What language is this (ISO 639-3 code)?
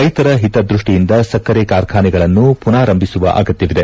kan